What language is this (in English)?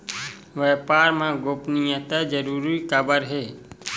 Chhattisgarhi